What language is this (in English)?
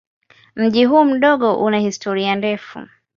Swahili